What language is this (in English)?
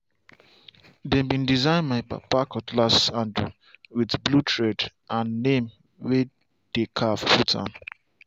Nigerian Pidgin